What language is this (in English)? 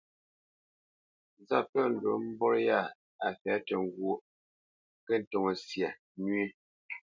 Bamenyam